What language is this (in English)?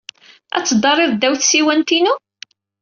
Kabyle